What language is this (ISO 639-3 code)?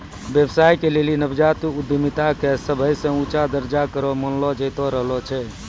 mai